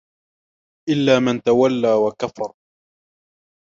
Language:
Arabic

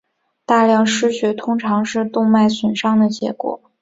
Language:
Chinese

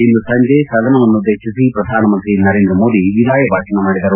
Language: Kannada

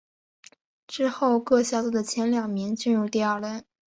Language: Chinese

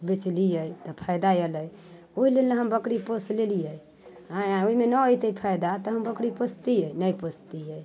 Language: Maithili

